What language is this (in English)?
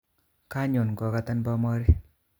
Kalenjin